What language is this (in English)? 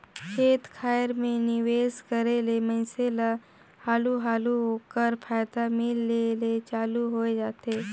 Chhattisgarhi